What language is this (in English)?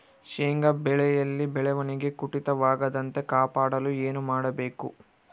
Kannada